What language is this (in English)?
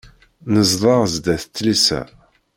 Kabyle